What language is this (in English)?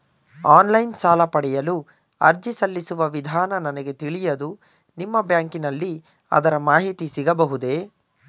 Kannada